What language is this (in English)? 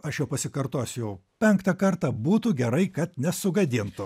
Lithuanian